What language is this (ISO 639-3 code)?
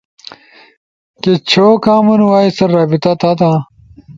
ush